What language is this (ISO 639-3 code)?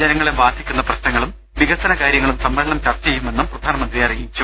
mal